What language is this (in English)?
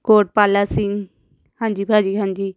Punjabi